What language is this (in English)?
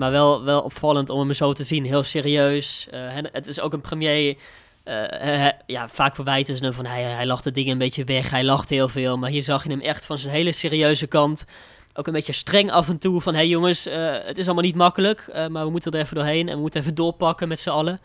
Dutch